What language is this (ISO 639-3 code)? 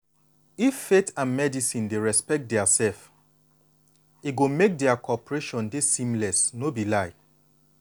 pcm